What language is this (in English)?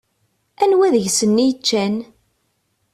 Kabyle